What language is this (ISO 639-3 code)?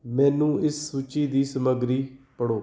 pan